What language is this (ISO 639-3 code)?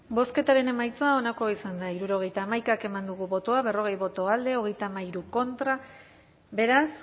eus